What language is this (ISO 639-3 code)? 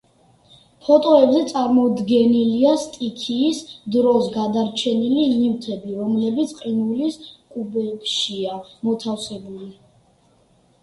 kat